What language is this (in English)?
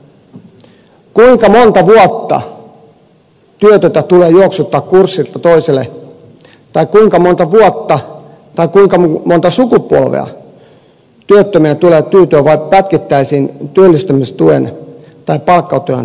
Finnish